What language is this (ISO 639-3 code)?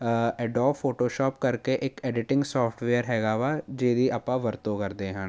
pan